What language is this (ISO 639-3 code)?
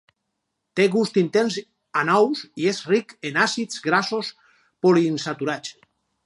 cat